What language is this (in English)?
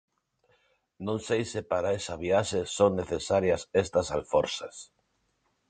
Galician